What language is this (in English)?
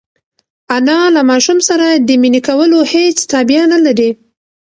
Pashto